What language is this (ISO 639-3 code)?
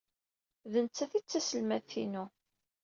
kab